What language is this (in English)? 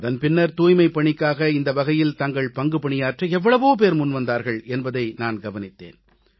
Tamil